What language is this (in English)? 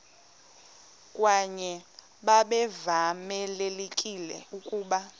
Xhosa